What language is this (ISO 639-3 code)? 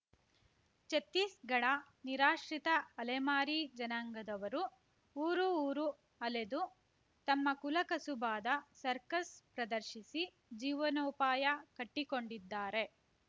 kan